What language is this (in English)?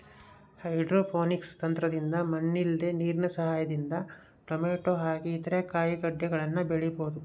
Kannada